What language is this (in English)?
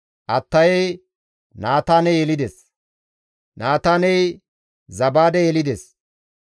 Gamo